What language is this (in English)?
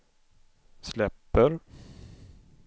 Swedish